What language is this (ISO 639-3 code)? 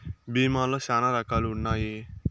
tel